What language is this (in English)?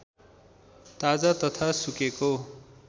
Nepali